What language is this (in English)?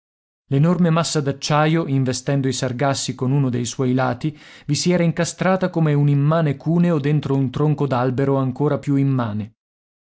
Italian